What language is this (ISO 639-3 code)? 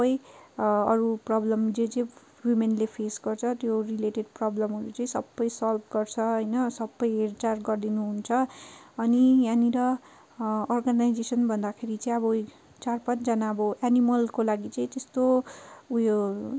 nep